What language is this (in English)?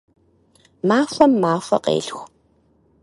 Kabardian